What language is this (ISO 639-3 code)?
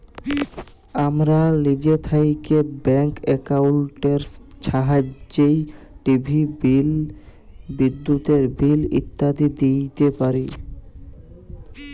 ben